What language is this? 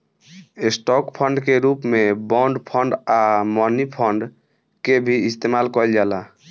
Bhojpuri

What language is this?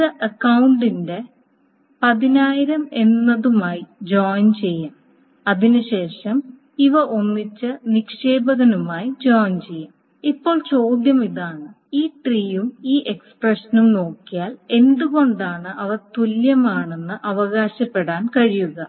Malayalam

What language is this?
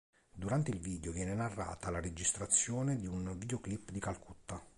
Italian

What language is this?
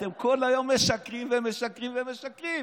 Hebrew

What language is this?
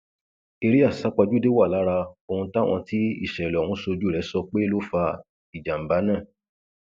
Yoruba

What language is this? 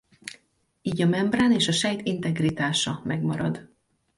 Hungarian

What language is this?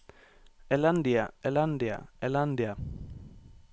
Norwegian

